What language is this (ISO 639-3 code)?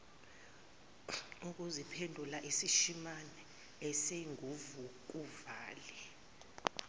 zul